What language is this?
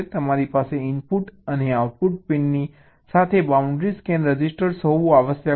Gujarati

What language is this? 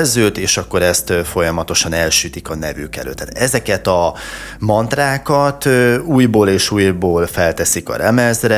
Hungarian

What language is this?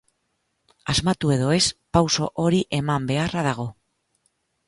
Basque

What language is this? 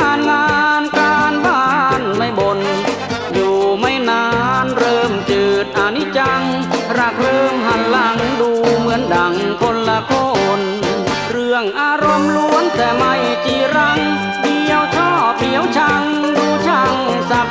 Thai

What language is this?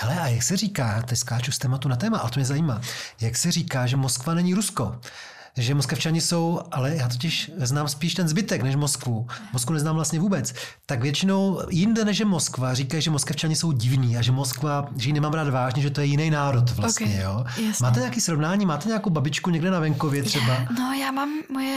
Czech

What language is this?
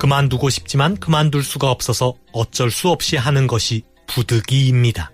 Korean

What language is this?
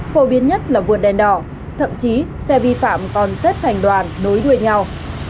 Vietnamese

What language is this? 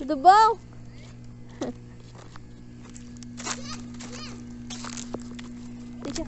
Portuguese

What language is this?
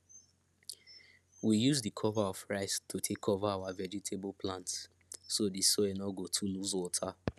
Nigerian Pidgin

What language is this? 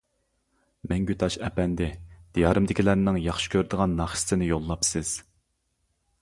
Uyghur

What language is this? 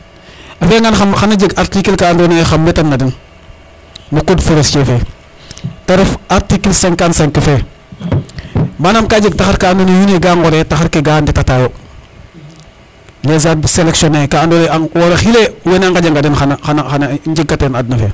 Serer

